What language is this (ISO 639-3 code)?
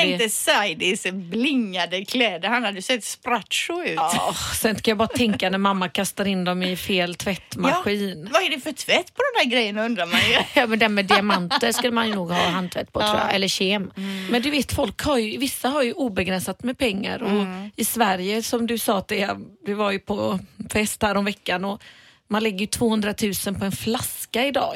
swe